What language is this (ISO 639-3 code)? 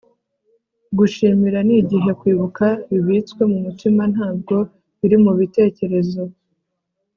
kin